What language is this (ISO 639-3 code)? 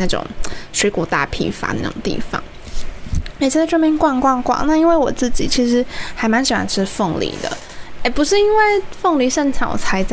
zho